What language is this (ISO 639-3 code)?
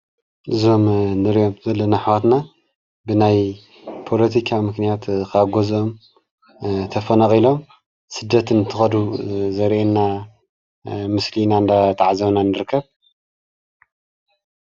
tir